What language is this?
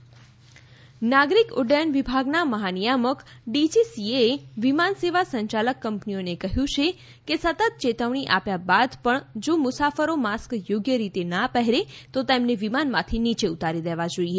Gujarati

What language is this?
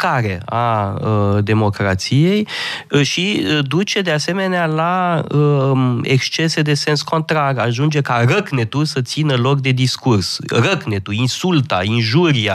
Romanian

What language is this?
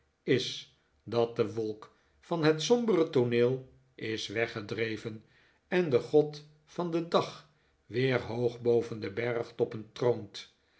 Dutch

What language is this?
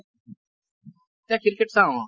Assamese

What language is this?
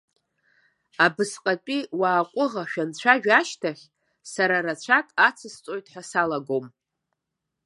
Abkhazian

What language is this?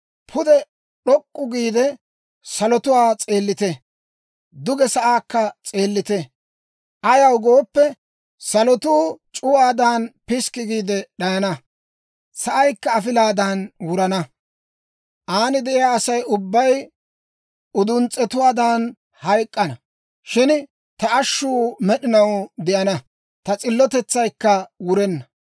Dawro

